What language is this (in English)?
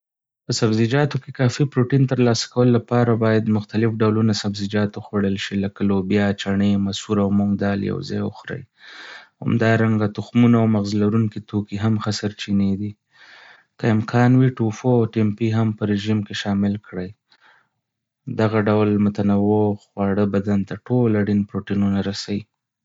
Pashto